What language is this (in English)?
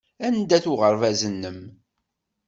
Kabyle